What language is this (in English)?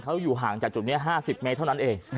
Thai